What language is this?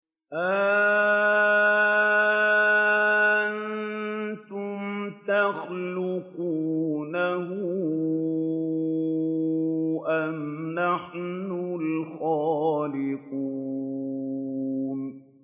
Arabic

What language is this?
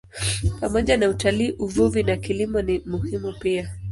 Swahili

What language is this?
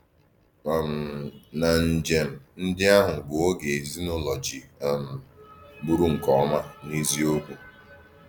Igbo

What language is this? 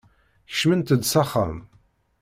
Kabyle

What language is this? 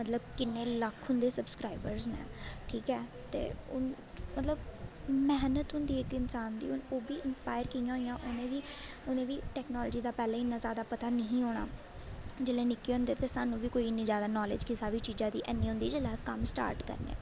Dogri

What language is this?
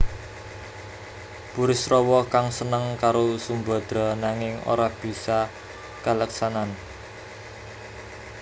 Javanese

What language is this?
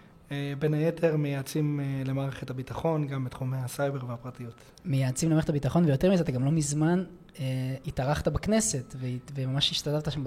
Hebrew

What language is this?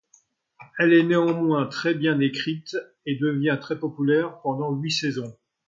French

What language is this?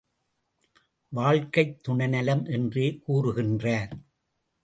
Tamil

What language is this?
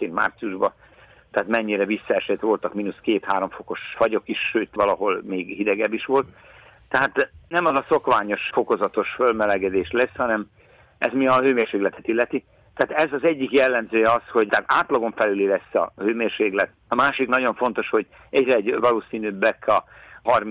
Hungarian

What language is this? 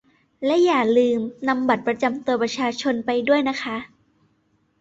Thai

